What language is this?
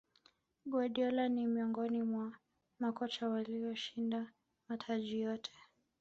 Swahili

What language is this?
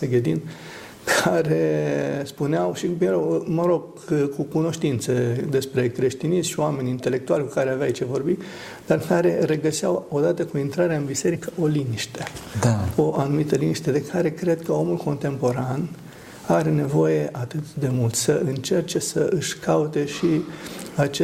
Romanian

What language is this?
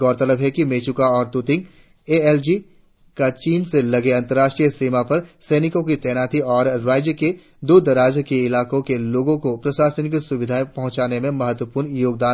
Hindi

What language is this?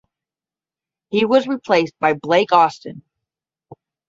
English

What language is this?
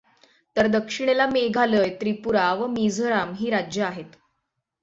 Marathi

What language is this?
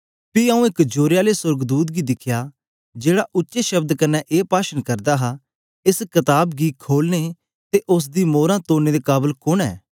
Dogri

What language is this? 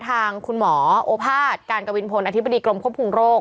Thai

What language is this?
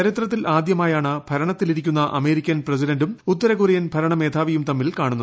Malayalam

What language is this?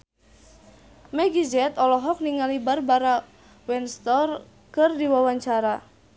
Sundanese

